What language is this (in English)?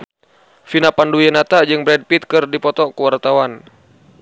Sundanese